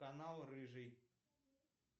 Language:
Russian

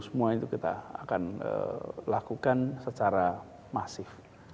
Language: Indonesian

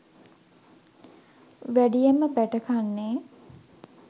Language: Sinhala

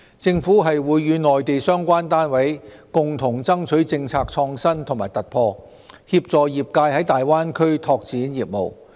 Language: Cantonese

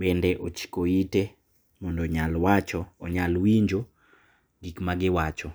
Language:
Luo (Kenya and Tanzania)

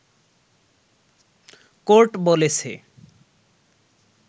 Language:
Bangla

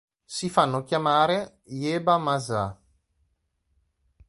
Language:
Italian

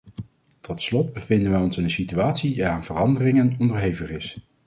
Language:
Dutch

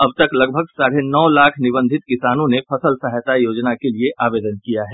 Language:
Hindi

